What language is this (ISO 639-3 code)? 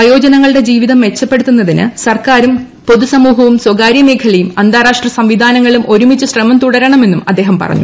mal